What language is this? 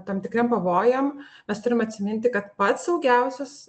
Lithuanian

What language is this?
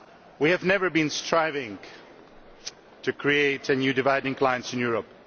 English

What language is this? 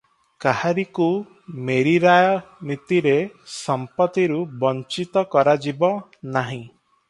Odia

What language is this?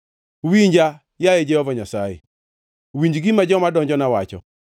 Luo (Kenya and Tanzania)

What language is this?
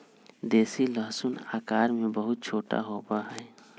Magahi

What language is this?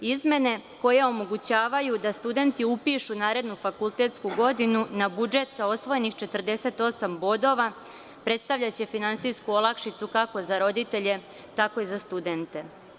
Serbian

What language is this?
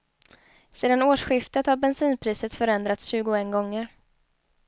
Swedish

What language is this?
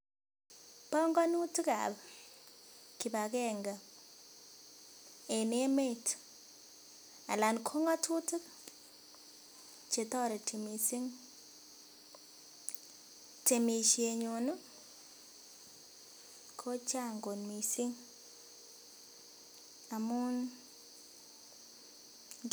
Kalenjin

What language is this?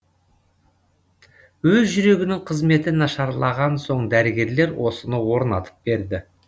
Kazakh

